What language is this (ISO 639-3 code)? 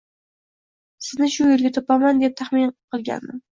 uzb